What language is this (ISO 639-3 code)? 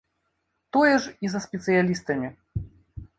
bel